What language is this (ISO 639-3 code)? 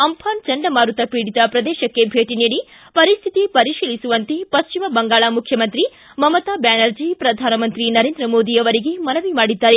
kan